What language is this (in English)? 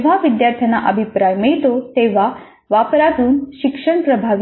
Marathi